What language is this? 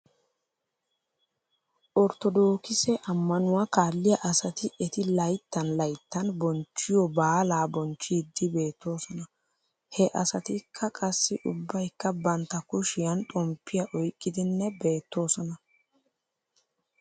Wolaytta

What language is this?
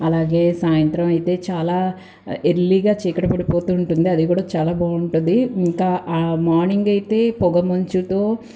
Telugu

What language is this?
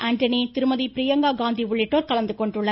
Tamil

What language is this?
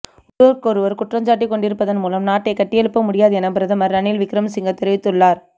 Tamil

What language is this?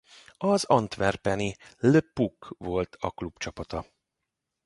Hungarian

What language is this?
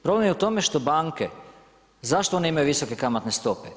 Croatian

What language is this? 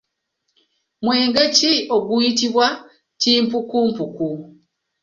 Ganda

